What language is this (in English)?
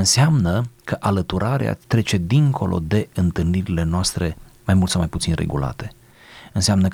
Romanian